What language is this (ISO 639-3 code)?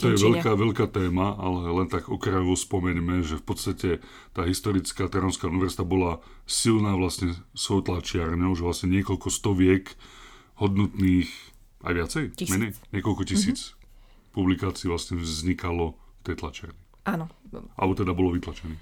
slk